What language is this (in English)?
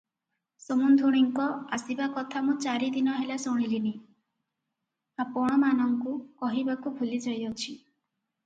Odia